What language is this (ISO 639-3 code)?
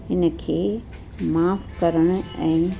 snd